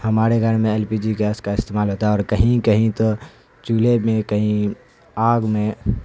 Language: Urdu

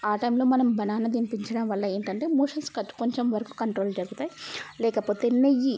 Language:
Telugu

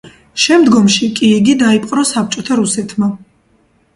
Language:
Georgian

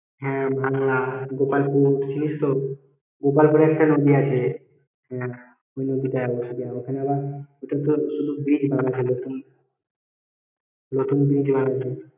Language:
Bangla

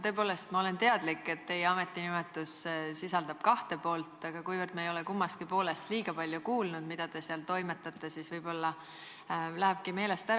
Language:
Estonian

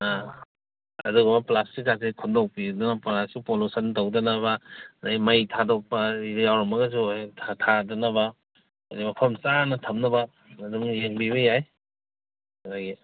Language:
Manipuri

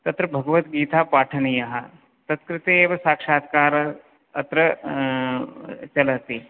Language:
Sanskrit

